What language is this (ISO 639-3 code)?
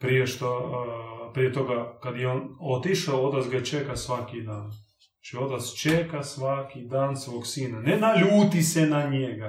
hrv